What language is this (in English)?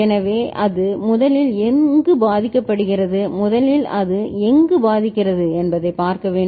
Tamil